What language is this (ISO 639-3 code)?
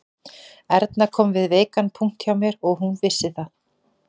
isl